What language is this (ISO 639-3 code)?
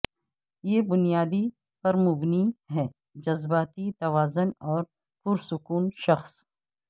urd